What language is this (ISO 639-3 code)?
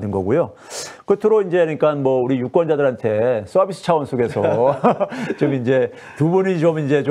kor